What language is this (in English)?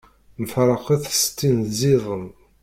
Kabyle